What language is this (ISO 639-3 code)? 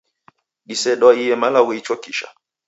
dav